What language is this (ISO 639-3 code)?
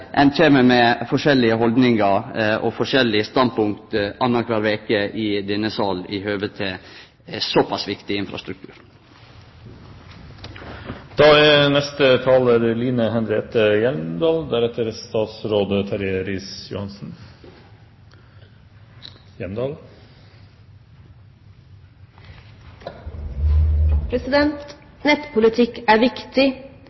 nor